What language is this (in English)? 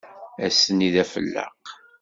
Kabyle